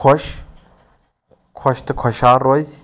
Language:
Kashmiri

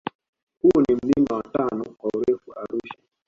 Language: Swahili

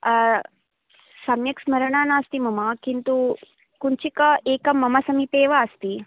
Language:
Sanskrit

